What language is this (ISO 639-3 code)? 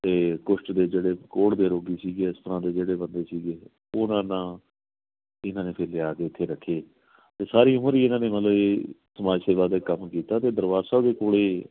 pan